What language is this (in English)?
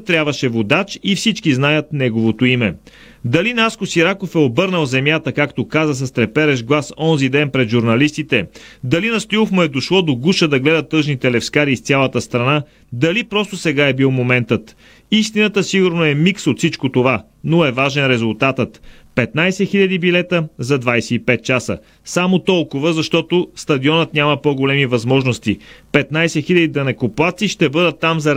Bulgarian